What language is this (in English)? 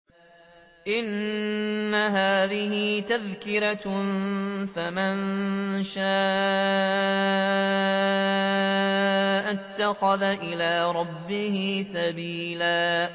Arabic